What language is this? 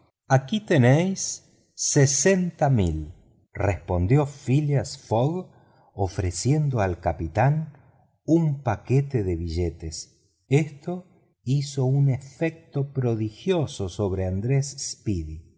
Spanish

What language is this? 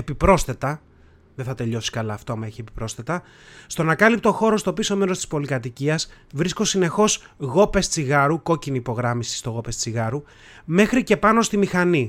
Greek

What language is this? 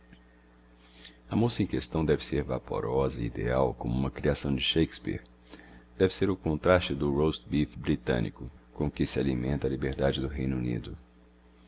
Portuguese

